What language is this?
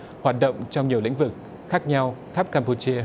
Vietnamese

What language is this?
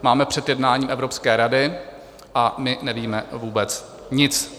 Czech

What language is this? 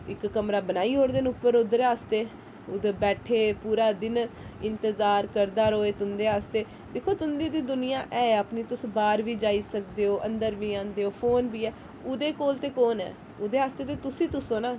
Dogri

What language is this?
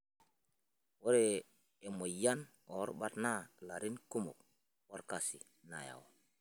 Masai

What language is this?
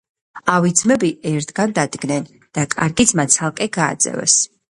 Georgian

